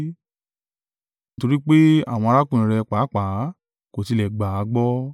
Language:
Yoruba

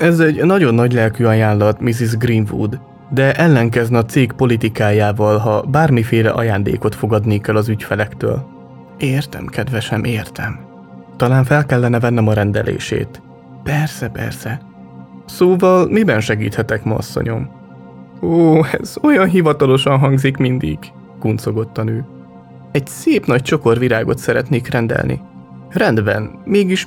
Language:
Hungarian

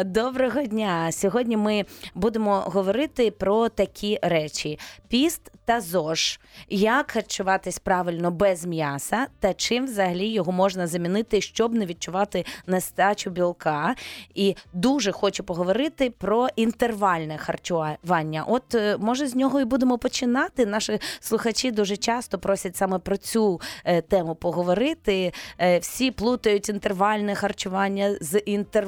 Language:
Ukrainian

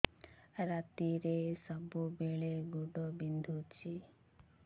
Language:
Odia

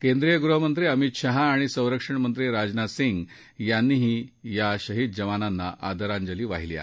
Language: Marathi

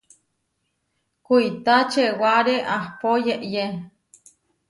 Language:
Huarijio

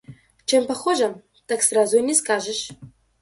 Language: Russian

